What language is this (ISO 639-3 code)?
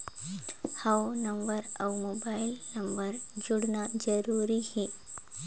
hne